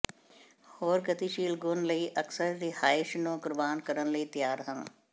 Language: Punjabi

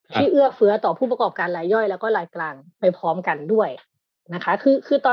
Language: Thai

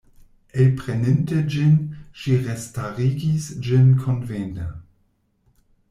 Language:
Esperanto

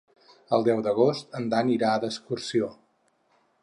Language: Catalan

